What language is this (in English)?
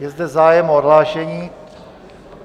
Czech